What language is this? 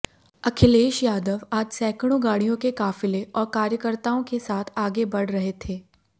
Hindi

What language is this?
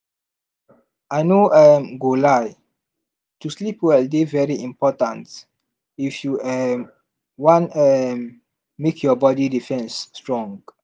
Nigerian Pidgin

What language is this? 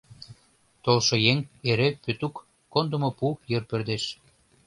Mari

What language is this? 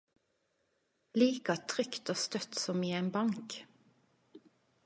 Norwegian Nynorsk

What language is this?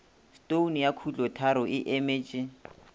Northern Sotho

